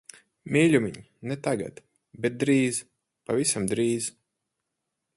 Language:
Latvian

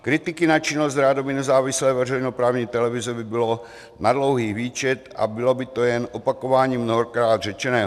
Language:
Czech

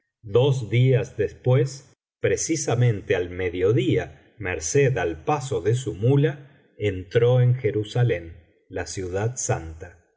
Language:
Spanish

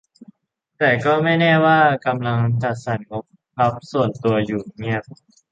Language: Thai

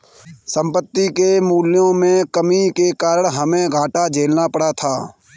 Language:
Hindi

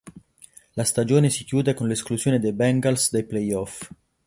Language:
Italian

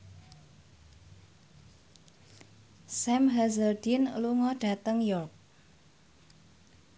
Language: Javanese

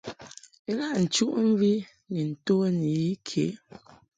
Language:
Mungaka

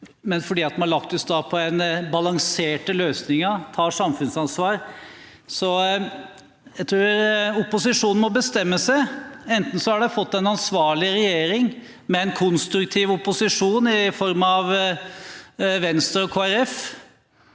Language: Norwegian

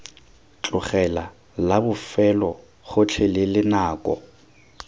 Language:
Tswana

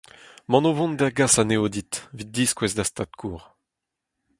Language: Breton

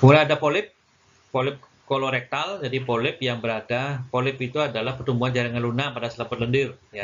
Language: Indonesian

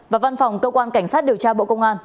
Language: Vietnamese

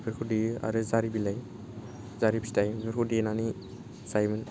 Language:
Bodo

